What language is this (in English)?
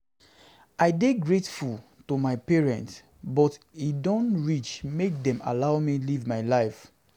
Nigerian Pidgin